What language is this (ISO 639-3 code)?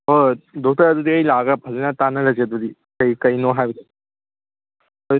mni